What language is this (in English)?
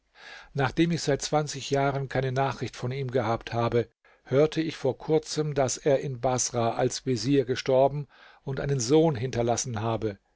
German